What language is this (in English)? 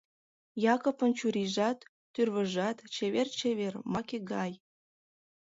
Mari